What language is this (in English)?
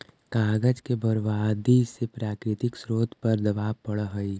Magahi